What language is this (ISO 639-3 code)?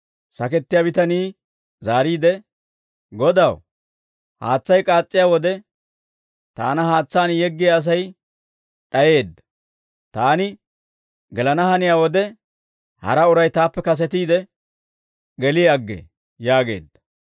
dwr